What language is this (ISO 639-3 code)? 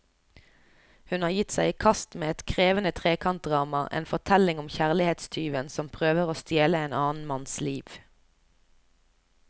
nor